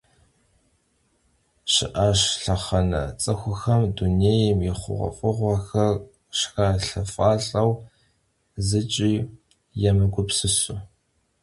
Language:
Kabardian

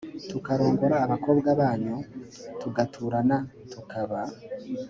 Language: Kinyarwanda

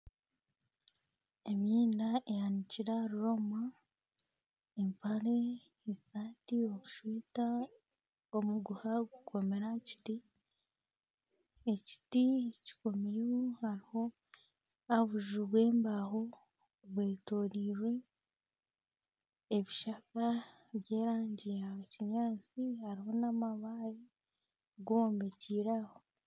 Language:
Nyankole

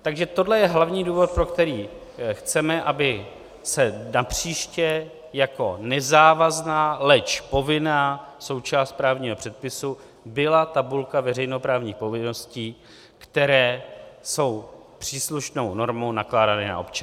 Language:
Czech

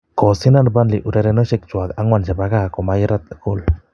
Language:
Kalenjin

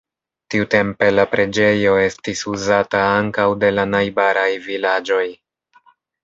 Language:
Esperanto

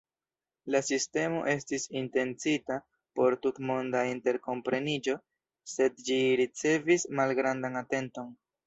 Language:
Esperanto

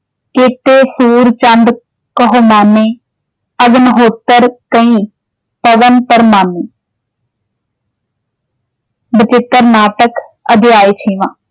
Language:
Punjabi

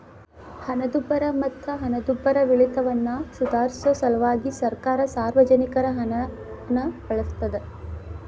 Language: Kannada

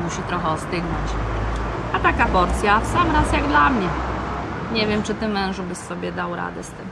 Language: Polish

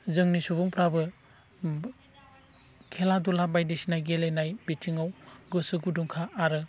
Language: Bodo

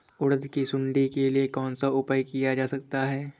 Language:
Hindi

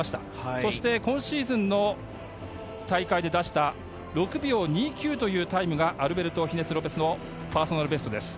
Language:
Japanese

